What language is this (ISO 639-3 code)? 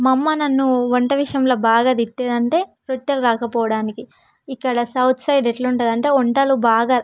tel